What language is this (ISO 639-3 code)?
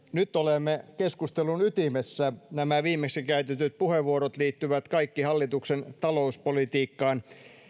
fin